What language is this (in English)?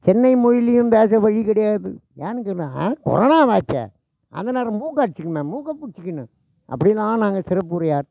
Tamil